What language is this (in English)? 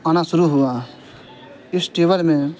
Urdu